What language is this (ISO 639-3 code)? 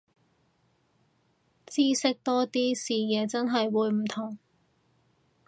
yue